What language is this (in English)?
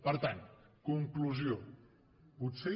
Catalan